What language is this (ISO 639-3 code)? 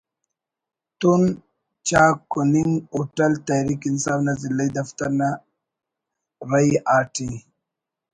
brh